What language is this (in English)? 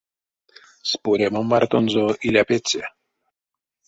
Erzya